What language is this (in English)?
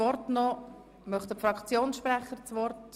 Swiss German